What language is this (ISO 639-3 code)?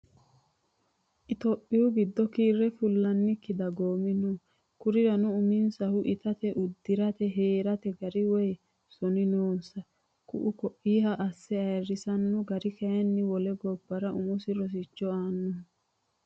sid